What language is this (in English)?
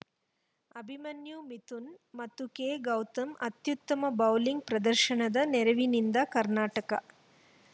Kannada